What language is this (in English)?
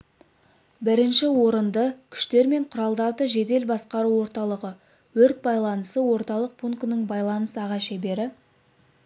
Kazakh